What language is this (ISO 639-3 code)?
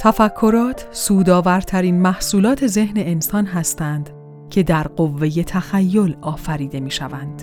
fas